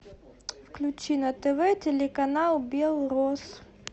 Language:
Russian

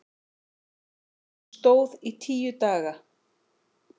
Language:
Icelandic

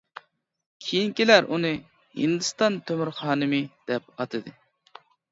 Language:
Uyghur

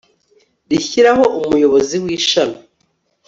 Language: Kinyarwanda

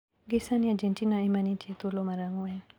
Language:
Luo (Kenya and Tanzania)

